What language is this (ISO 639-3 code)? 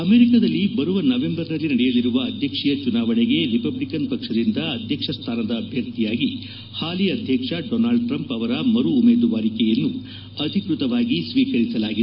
kan